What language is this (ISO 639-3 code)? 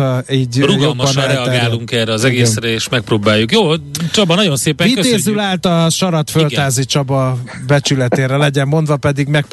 hun